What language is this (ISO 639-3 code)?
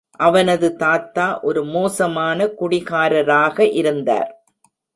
tam